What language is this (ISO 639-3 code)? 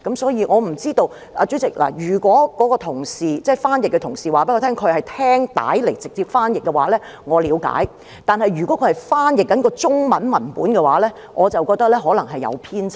yue